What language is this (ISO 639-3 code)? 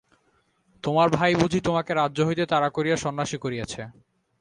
ben